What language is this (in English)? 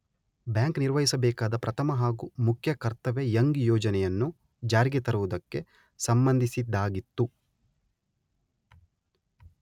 Kannada